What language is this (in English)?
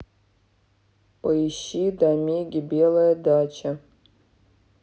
Russian